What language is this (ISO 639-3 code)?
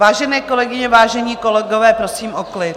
ces